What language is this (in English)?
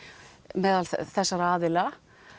Icelandic